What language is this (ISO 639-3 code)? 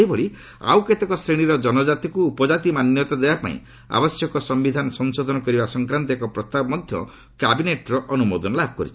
ori